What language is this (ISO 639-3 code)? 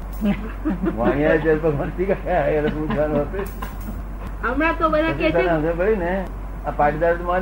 guj